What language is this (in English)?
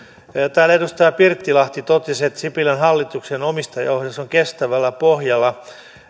Finnish